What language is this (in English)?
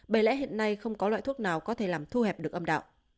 Vietnamese